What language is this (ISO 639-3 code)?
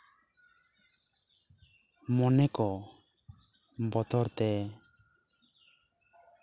sat